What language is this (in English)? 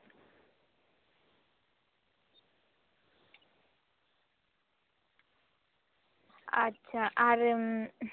Santali